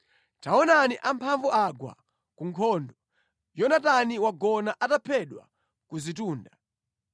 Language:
Nyanja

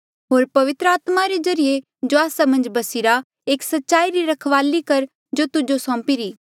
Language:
Mandeali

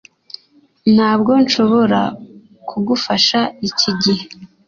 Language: Kinyarwanda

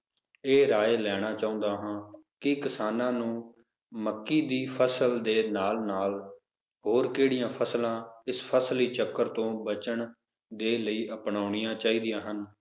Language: Punjabi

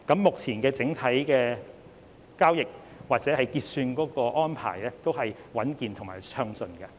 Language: Cantonese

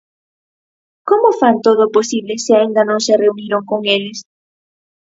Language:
Galician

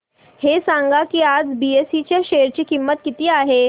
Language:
Marathi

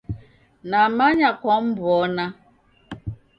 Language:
Taita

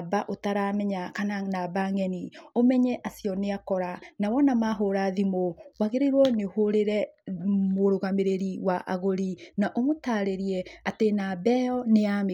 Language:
Kikuyu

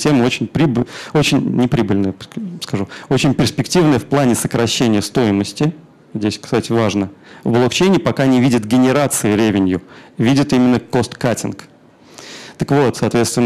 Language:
Russian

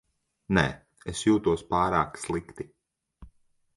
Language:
Latvian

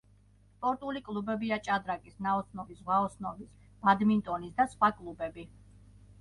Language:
Georgian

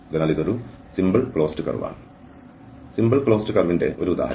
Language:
Malayalam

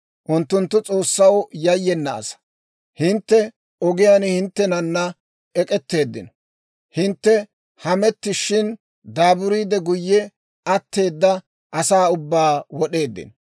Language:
Dawro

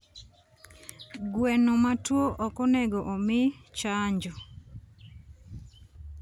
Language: Luo (Kenya and Tanzania)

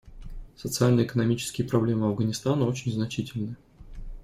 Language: Russian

